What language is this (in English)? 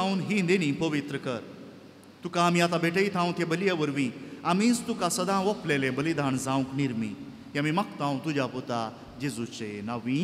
Romanian